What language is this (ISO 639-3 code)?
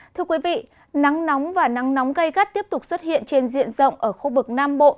vie